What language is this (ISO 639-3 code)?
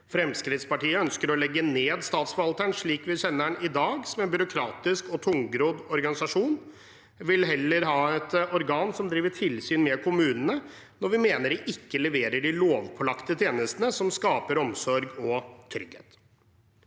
nor